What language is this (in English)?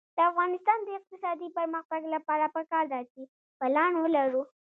Pashto